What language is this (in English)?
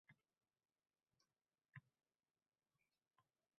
Uzbek